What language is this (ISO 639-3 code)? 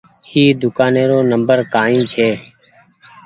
gig